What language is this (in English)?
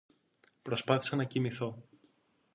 Greek